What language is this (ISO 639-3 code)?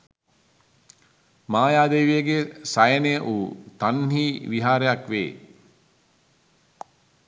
sin